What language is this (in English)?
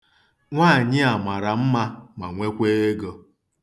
Igbo